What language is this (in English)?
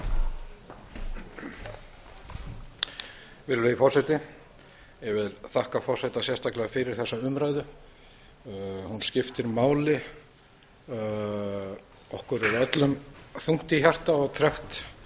Icelandic